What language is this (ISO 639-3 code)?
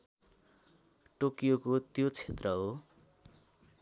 nep